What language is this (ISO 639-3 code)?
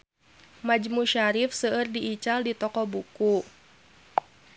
sun